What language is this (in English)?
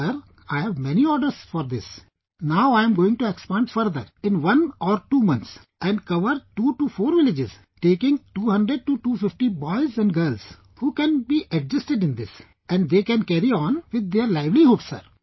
English